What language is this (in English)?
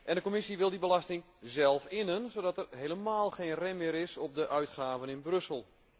Dutch